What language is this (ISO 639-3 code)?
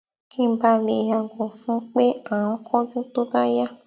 yor